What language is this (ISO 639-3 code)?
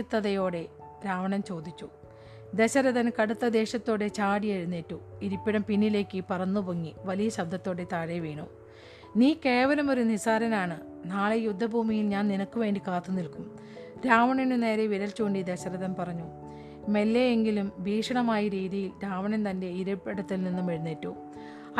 mal